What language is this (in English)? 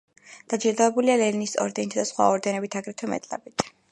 Georgian